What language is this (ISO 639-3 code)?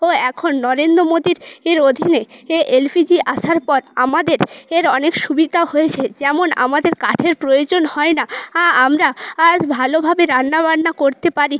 ben